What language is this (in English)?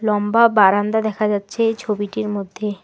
Bangla